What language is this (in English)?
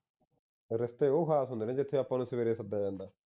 Punjabi